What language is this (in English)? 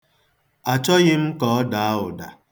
Igbo